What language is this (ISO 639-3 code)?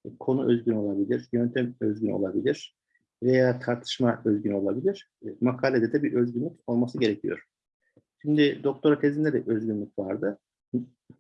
tur